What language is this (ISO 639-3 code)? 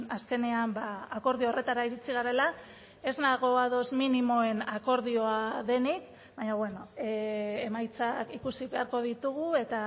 eus